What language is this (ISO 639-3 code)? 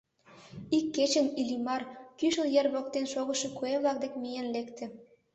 chm